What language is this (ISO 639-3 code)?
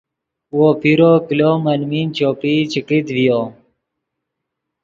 ydg